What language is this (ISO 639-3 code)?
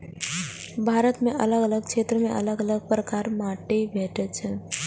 mai